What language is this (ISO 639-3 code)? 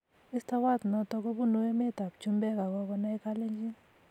kln